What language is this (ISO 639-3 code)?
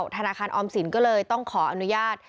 tha